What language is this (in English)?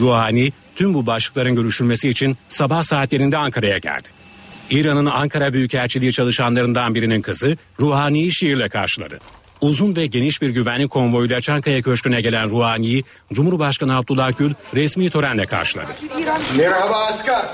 Turkish